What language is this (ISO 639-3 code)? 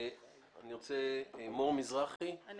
heb